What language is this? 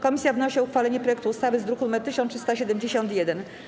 Polish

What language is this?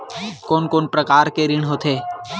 Chhattisgarhi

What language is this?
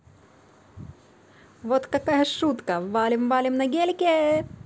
Russian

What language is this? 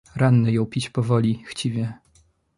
Polish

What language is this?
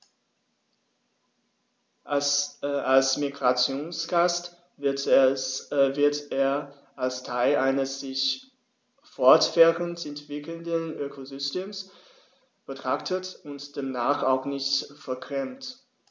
German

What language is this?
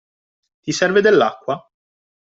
Italian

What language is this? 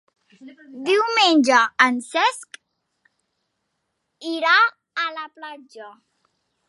Catalan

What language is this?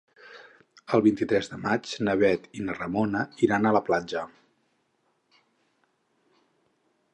Catalan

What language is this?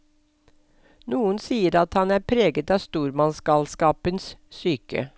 Norwegian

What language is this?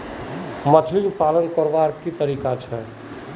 Magahi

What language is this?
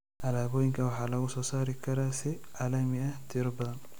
Somali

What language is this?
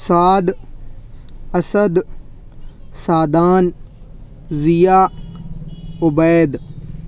Urdu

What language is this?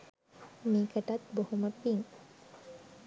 Sinhala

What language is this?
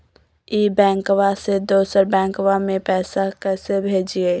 Magahi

